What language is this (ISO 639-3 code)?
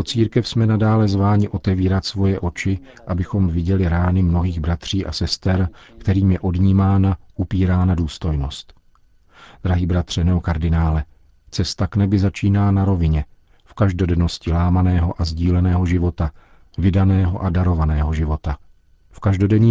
ces